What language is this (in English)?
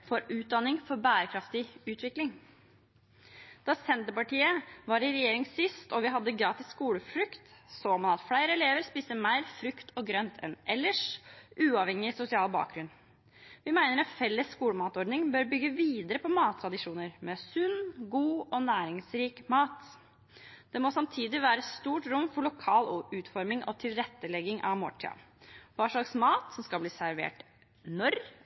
Norwegian Bokmål